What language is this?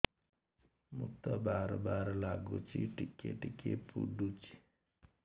Odia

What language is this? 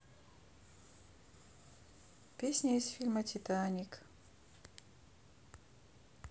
Russian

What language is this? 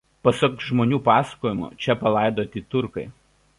Lithuanian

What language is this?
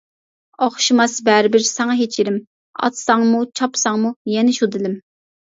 Uyghur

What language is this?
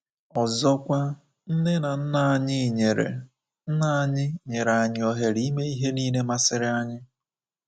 Igbo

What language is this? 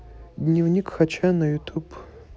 Russian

